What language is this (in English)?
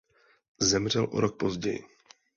Czech